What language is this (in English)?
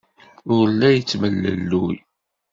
Kabyle